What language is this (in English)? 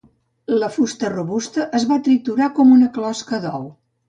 Catalan